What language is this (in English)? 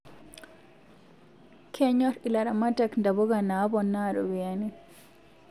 Masai